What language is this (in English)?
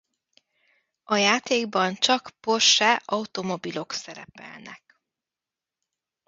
Hungarian